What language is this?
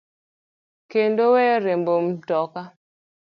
Luo (Kenya and Tanzania)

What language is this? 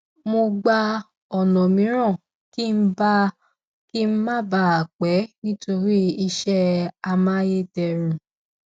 Yoruba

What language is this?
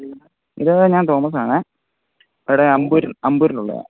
Malayalam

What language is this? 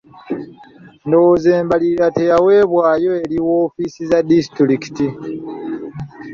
Ganda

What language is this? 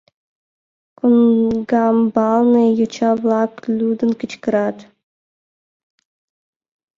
Mari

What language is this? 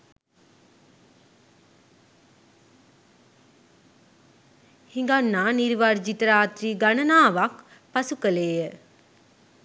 Sinhala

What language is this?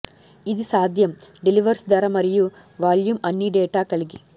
Telugu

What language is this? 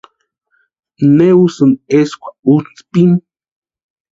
Western Highland Purepecha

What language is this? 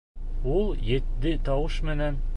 Bashkir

